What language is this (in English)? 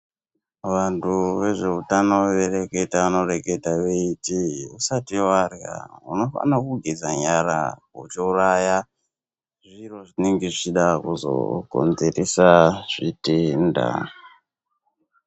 Ndau